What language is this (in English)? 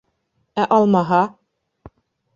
Bashkir